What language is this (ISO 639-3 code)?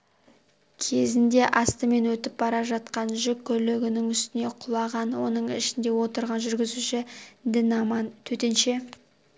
kaz